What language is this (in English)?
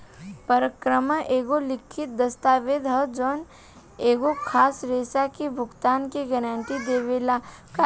Bhojpuri